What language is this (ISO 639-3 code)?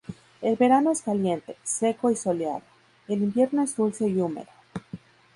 spa